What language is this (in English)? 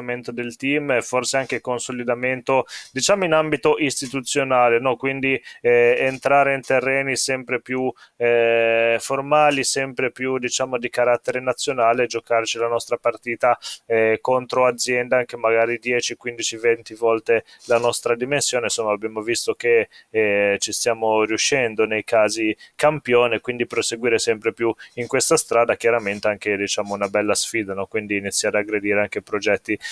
Italian